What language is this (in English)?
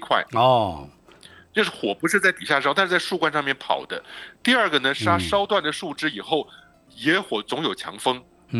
Chinese